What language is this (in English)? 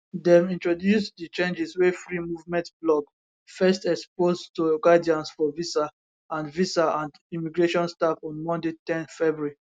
Nigerian Pidgin